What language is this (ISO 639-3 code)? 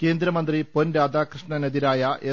mal